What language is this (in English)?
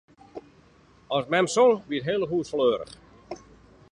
Western Frisian